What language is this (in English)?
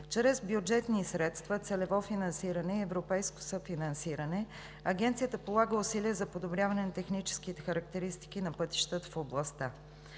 Bulgarian